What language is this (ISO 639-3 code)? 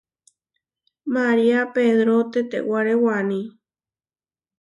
var